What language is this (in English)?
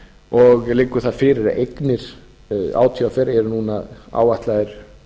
Icelandic